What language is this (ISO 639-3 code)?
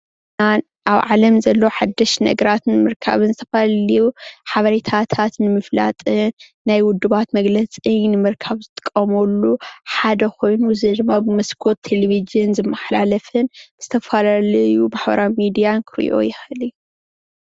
tir